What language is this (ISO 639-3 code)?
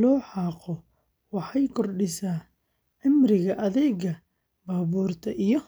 som